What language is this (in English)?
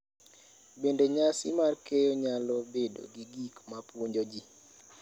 Luo (Kenya and Tanzania)